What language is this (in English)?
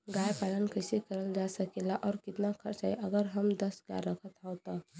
Bhojpuri